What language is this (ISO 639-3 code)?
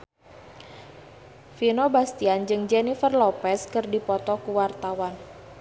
sun